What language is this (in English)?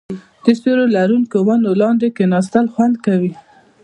Pashto